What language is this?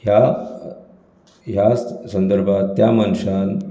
Konkani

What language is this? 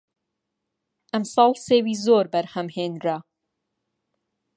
Central Kurdish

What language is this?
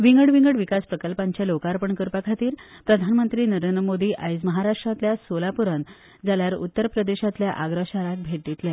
Konkani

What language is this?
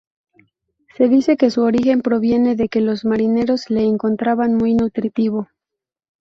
Spanish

